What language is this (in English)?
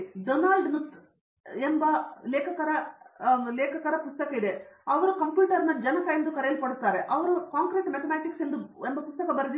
Kannada